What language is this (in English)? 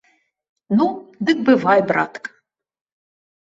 Belarusian